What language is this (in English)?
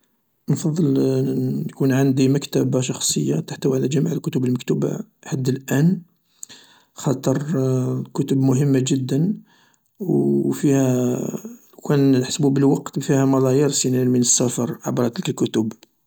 Algerian Arabic